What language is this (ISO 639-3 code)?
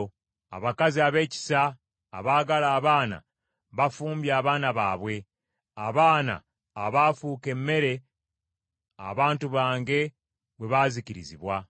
lug